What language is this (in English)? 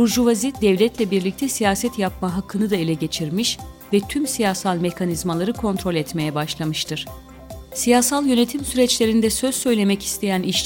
Turkish